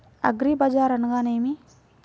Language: Telugu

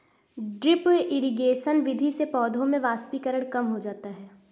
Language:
Hindi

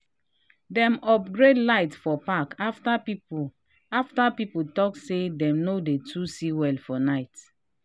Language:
Nigerian Pidgin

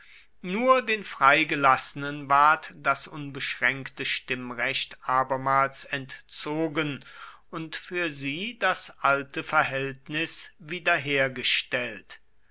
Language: German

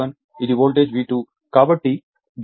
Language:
Telugu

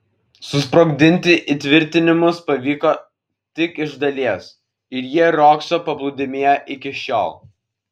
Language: Lithuanian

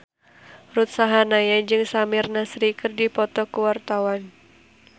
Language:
Sundanese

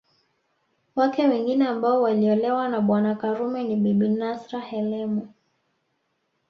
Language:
Swahili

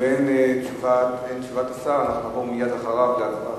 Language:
Hebrew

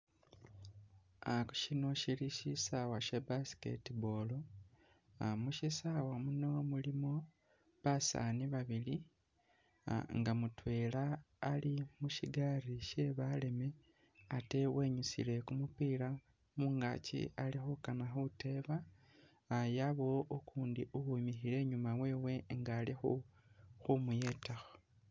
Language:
Masaaba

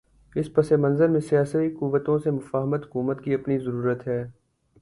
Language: Urdu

